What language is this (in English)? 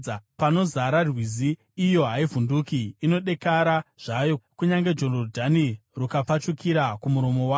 Shona